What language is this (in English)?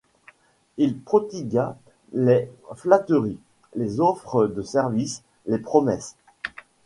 French